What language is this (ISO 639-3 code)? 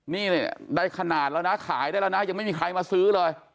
tha